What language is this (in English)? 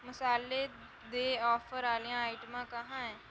Dogri